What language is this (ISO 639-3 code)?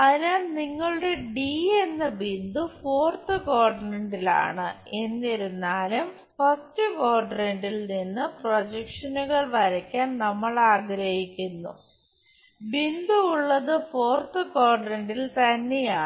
mal